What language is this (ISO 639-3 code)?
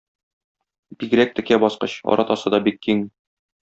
tat